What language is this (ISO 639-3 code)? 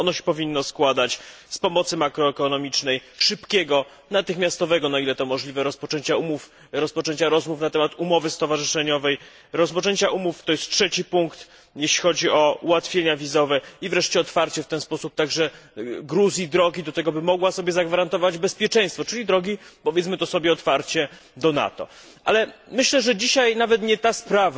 pol